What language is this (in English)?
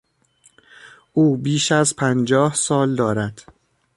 Persian